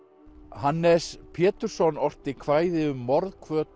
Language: Icelandic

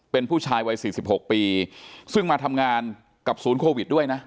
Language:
Thai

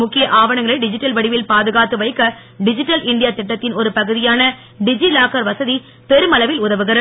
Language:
Tamil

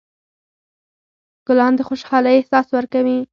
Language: Pashto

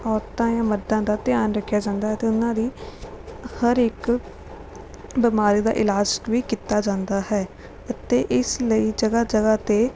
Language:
Punjabi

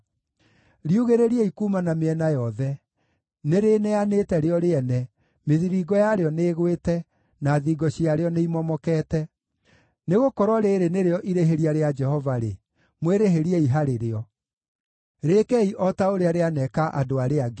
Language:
Kikuyu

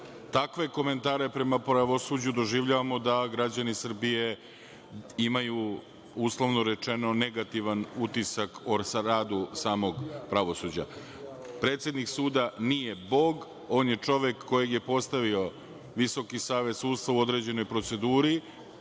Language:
Serbian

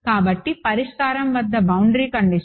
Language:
Telugu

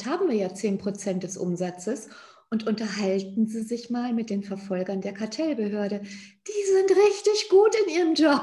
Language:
German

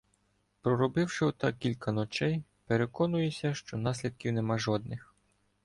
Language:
Ukrainian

